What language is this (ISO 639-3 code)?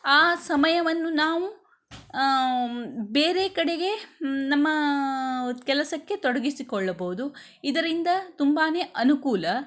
kan